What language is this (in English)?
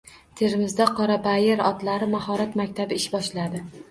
Uzbek